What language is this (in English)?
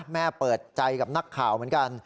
Thai